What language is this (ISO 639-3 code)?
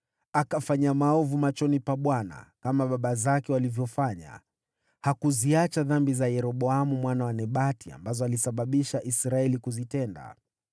swa